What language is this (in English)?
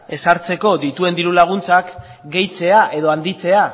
Basque